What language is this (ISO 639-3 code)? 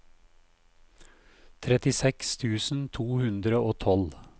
nor